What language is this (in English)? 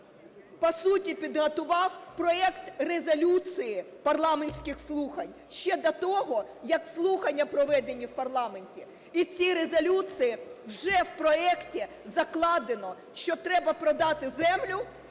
Ukrainian